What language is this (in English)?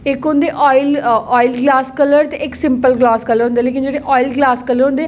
Dogri